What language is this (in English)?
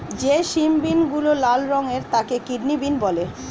Bangla